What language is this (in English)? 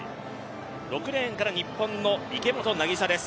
Japanese